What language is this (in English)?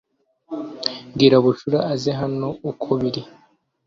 Kinyarwanda